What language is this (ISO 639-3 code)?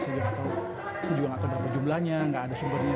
ind